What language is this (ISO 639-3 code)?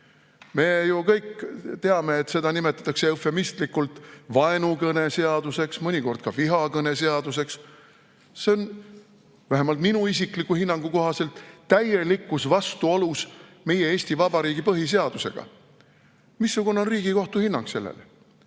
est